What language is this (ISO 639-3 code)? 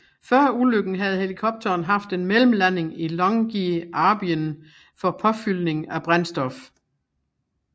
dan